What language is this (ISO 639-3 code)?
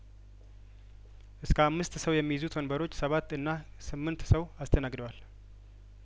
amh